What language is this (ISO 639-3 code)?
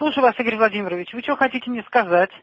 rus